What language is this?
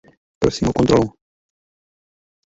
Czech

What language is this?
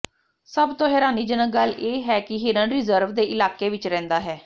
Punjabi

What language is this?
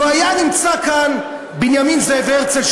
Hebrew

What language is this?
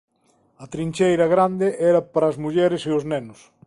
Galician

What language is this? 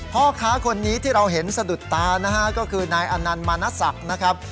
Thai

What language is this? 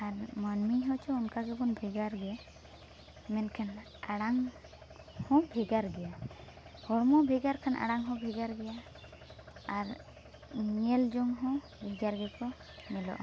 Santali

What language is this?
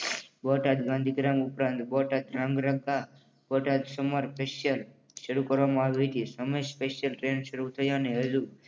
Gujarati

